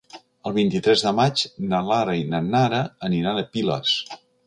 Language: Catalan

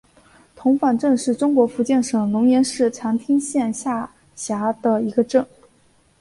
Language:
Chinese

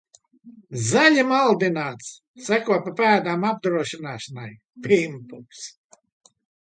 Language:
Latvian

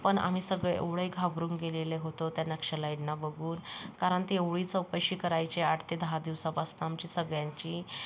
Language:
Marathi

